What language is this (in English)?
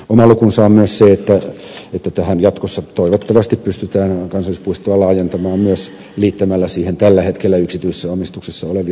Finnish